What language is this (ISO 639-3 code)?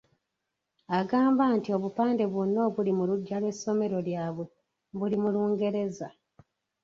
lug